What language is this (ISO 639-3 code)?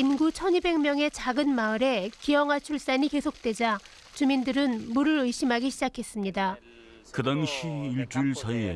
kor